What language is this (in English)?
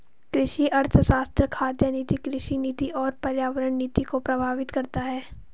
Hindi